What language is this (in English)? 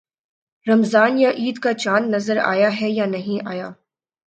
Urdu